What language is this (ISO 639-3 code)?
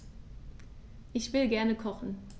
deu